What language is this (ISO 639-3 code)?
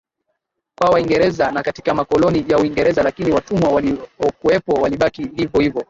swa